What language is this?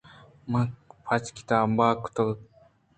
Eastern Balochi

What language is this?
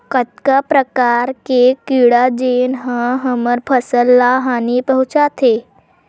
Chhattisgarhi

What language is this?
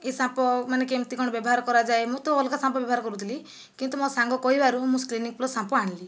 Odia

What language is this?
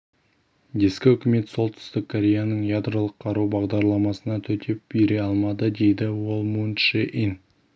Kazakh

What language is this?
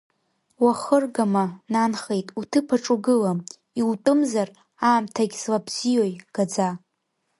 Abkhazian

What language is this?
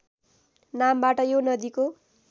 Nepali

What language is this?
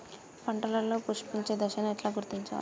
Telugu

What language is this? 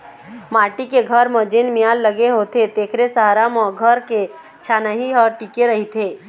Chhattisgarhi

